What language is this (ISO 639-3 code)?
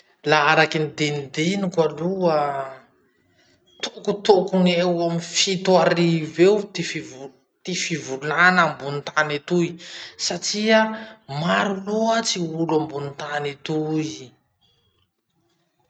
msh